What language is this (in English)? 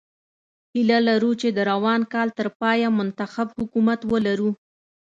Pashto